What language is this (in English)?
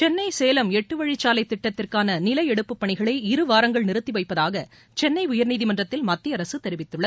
Tamil